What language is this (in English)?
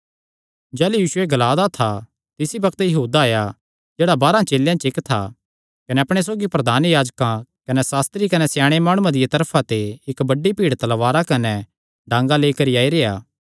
Kangri